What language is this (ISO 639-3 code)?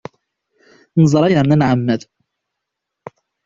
kab